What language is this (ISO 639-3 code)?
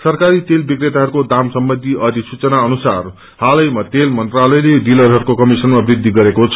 nep